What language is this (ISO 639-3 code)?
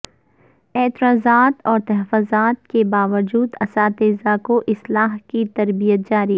urd